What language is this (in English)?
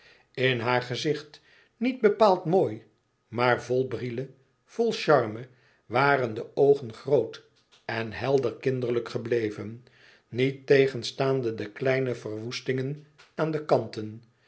Dutch